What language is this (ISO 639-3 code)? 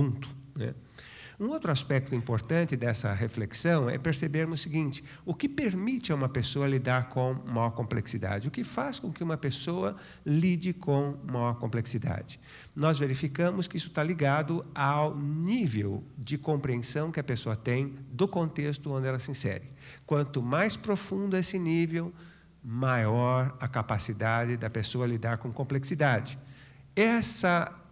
por